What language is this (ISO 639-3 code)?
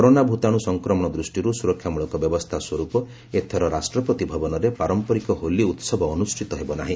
ori